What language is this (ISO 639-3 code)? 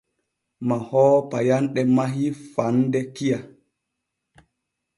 fue